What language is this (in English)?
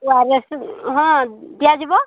Odia